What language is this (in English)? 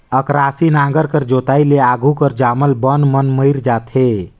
Chhattisgarhi